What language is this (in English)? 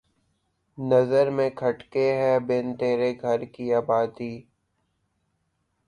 Urdu